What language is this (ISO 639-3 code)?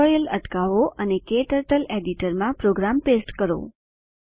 guj